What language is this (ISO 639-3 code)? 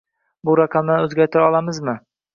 uzb